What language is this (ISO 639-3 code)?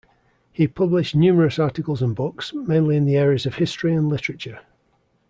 eng